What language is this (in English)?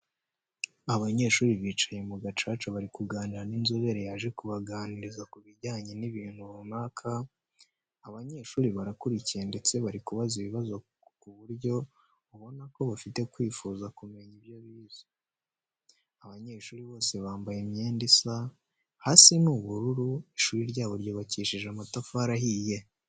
Kinyarwanda